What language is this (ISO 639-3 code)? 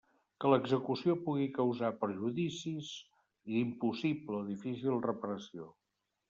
cat